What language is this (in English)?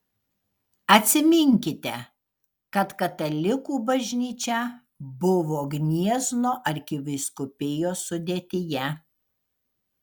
Lithuanian